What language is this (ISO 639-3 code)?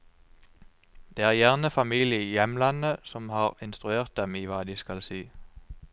nor